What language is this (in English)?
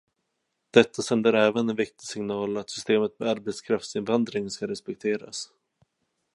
Swedish